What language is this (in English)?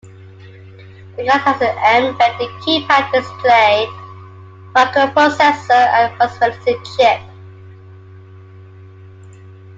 English